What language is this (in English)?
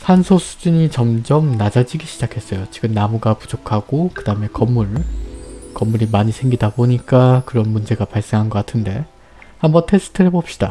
Korean